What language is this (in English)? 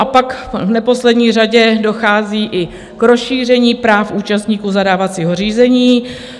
Czech